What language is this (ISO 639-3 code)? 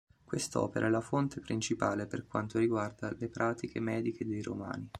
ita